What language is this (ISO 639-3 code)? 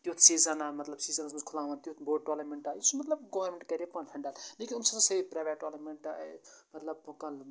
kas